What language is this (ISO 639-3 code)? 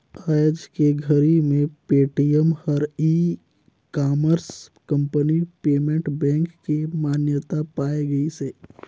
hne